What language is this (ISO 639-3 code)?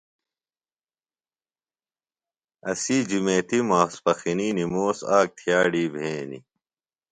phl